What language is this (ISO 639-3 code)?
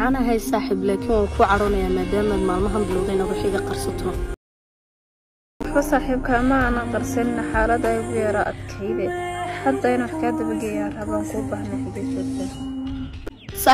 ara